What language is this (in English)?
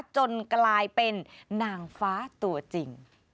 Thai